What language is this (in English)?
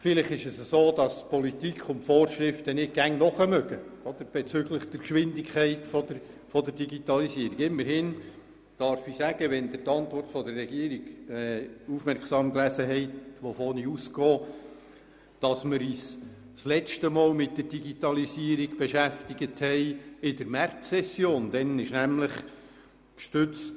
Swiss German